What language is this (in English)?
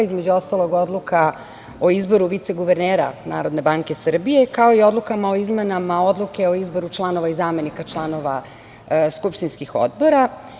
Serbian